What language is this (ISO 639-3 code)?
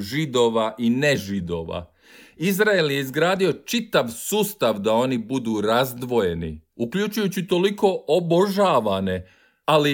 hrv